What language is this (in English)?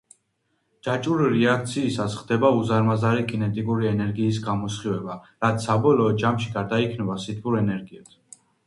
Georgian